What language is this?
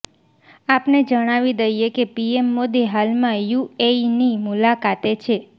Gujarati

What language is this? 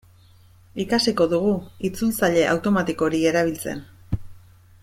Basque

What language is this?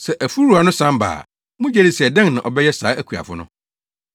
Akan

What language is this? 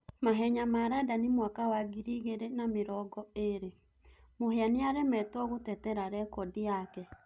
Kikuyu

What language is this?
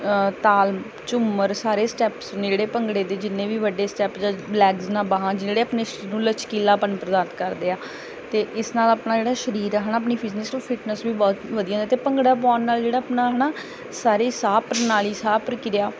Punjabi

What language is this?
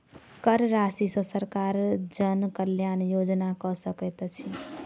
Maithili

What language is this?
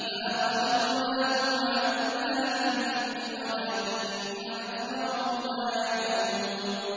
Arabic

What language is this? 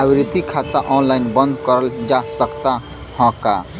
Bhojpuri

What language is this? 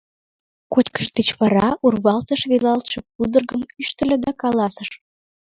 Mari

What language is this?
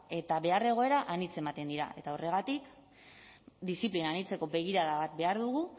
Basque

